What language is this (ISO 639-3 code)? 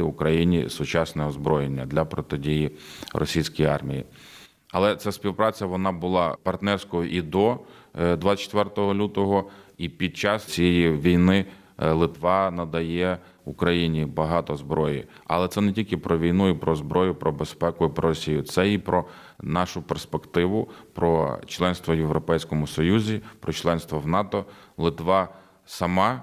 ukr